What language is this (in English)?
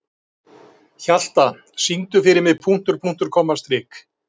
Icelandic